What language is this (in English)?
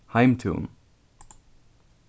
Faroese